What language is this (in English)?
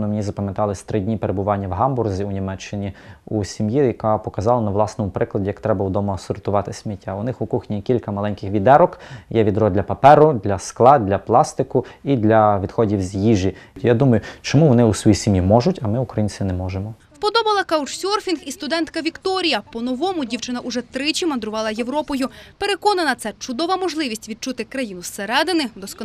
Ukrainian